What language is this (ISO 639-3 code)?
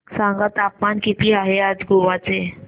mar